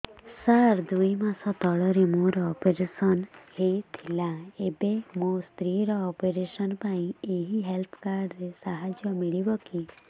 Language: Odia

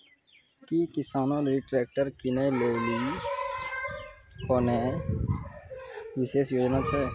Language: Maithili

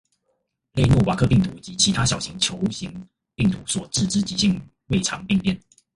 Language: Chinese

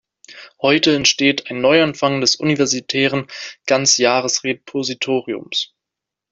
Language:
German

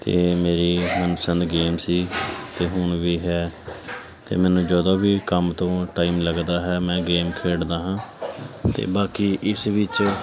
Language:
Punjabi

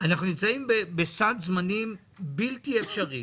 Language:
Hebrew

